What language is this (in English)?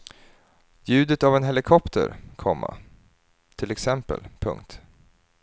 Swedish